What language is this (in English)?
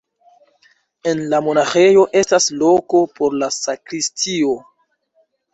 Esperanto